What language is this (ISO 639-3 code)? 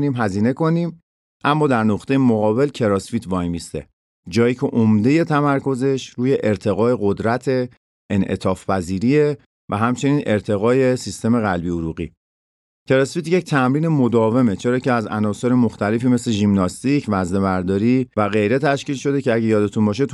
fas